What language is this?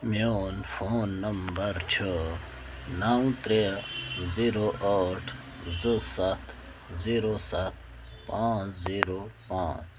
Kashmiri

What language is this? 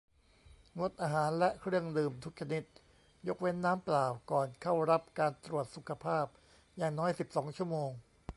Thai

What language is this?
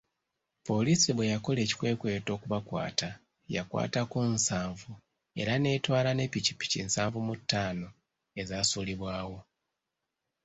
Ganda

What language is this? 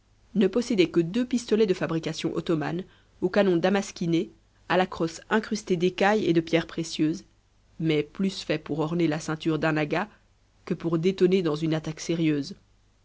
French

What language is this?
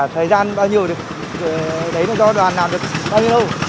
Vietnamese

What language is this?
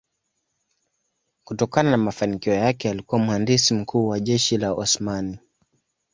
Swahili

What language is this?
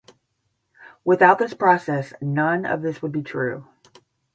English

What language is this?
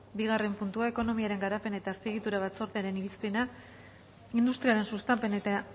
Basque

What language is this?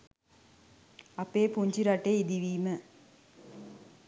Sinhala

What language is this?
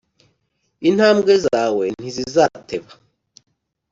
Kinyarwanda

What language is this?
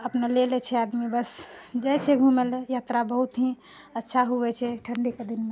Maithili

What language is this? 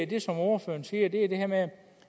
Danish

